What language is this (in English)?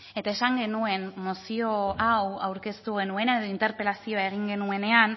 Basque